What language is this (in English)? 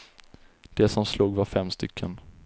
Swedish